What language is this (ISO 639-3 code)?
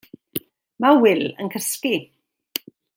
cym